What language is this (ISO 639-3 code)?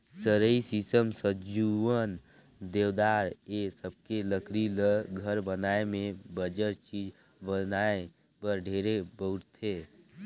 hne